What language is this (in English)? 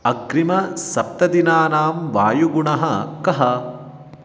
Sanskrit